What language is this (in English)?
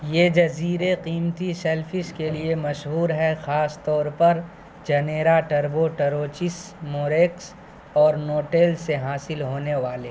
Urdu